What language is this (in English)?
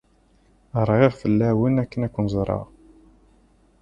Kabyle